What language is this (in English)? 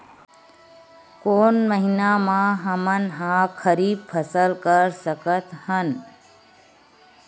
Chhattisgarhi